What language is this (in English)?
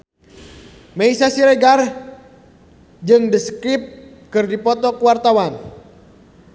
Sundanese